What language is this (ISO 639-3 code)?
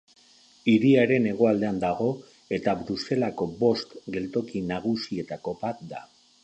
eus